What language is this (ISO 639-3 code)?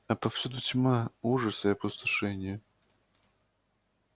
rus